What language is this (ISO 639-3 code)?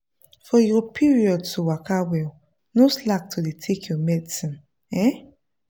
pcm